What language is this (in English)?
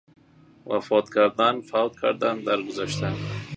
Persian